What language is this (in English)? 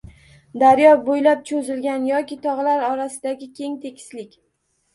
Uzbek